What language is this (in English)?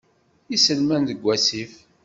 Kabyle